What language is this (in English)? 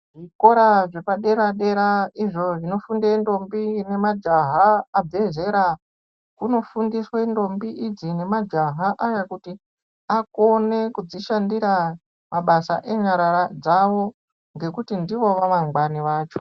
Ndau